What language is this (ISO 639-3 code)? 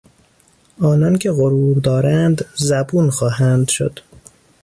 fas